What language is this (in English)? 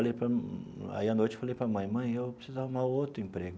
Portuguese